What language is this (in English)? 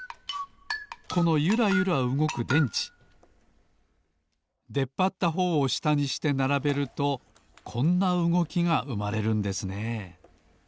Japanese